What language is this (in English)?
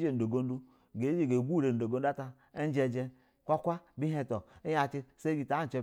Basa (Nigeria)